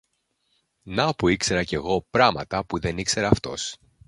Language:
Greek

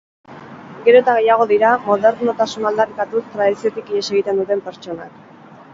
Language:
Basque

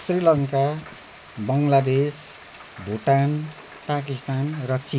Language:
Nepali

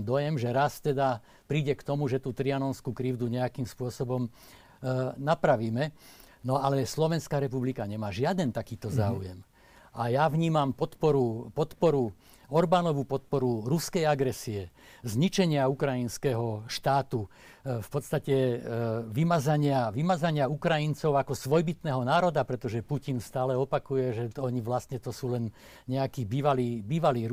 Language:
Slovak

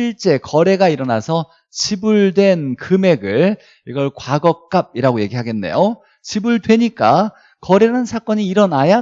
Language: Korean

